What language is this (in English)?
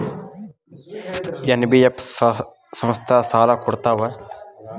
Kannada